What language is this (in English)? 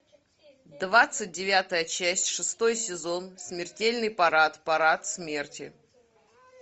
Russian